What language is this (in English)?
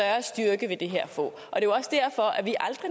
Danish